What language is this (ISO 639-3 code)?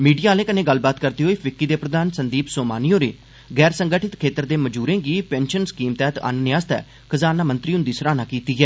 doi